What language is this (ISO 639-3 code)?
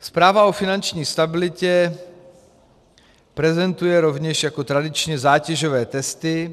ces